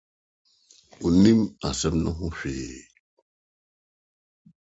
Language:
Akan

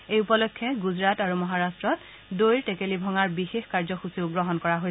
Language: Assamese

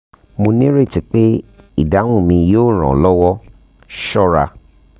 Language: Yoruba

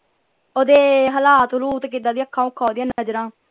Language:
Punjabi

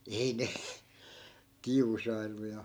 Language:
Finnish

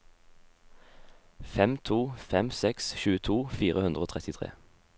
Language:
Norwegian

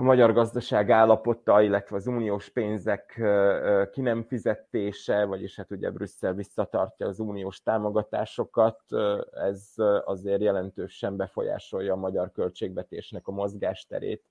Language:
Hungarian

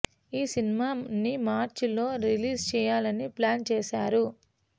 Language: Telugu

